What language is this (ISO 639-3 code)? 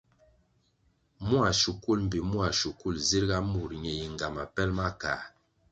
nmg